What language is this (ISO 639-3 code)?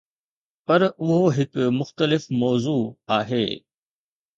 snd